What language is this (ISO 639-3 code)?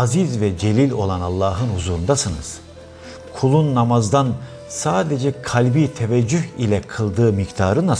tur